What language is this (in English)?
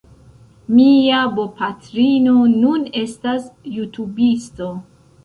Esperanto